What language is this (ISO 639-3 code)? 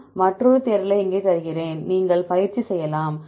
tam